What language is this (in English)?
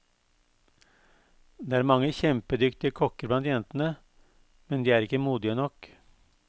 Norwegian